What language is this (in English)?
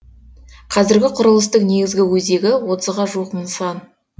Kazakh